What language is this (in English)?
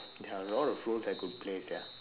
English